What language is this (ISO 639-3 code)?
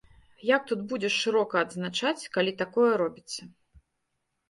bel